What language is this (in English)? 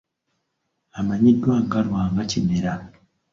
Ganda